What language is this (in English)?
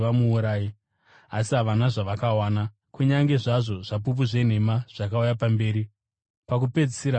Shona